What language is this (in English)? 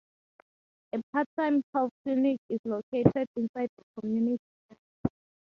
English